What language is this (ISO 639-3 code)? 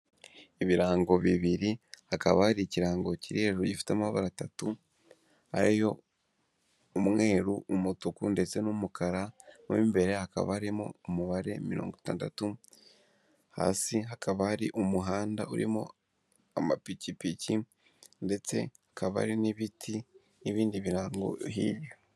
kin